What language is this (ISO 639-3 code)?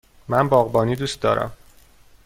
fas